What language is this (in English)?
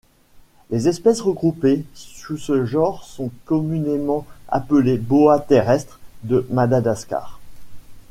French